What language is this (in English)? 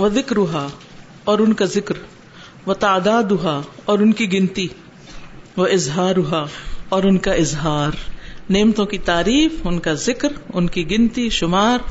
Urdu